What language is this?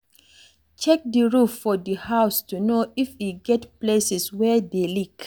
Nigerian Pidgin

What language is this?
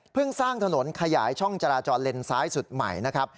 Thai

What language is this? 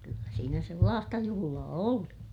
Finnish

